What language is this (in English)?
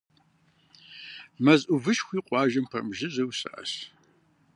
Kabardian